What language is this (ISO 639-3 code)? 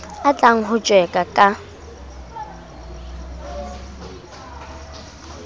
sot